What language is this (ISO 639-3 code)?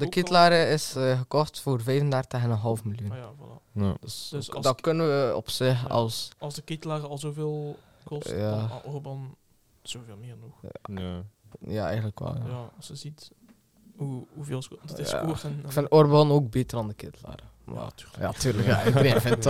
nld